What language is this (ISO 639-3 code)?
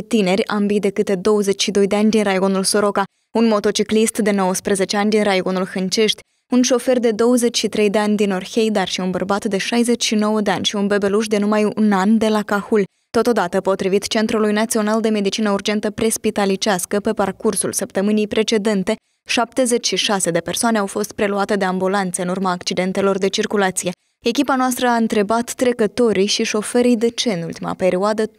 ron